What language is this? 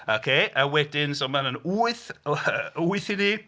Welsh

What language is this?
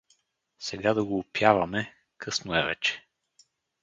Bulgarian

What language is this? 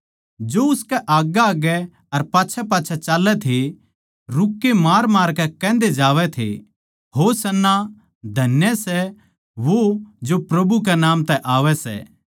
Haryanvi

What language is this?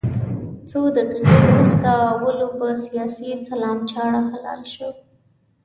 Pashto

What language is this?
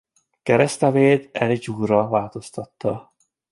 Hungarian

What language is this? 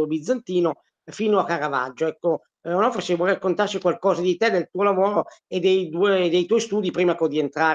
Italian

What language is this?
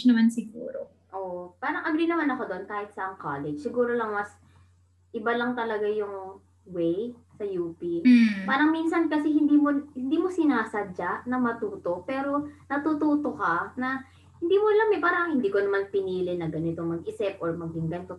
Filipino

